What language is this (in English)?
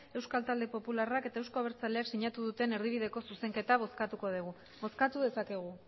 Basque